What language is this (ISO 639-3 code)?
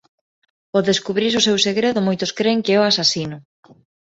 glg